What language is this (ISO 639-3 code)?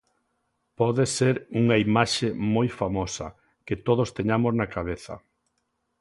glg